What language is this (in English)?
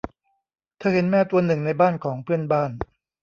Thai